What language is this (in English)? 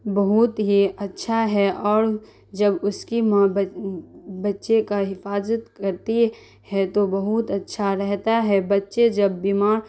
Urdu